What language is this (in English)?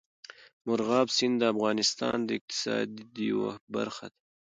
Pashto